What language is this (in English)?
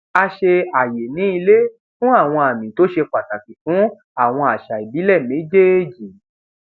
Yoruba